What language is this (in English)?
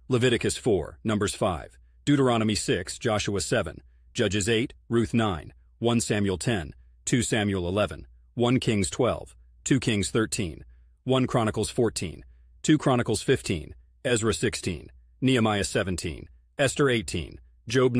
English